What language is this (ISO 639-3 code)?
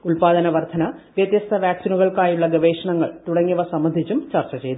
mal